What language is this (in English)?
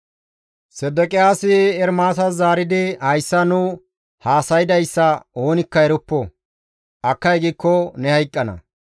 Gamo